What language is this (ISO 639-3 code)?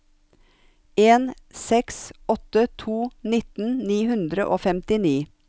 nor